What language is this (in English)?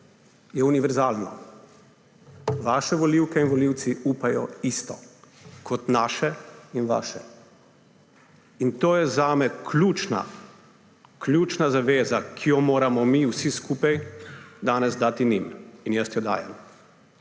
Slovenian